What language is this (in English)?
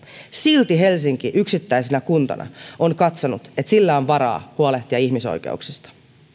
Finnish